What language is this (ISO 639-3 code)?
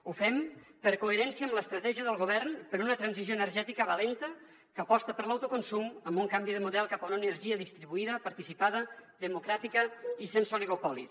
cat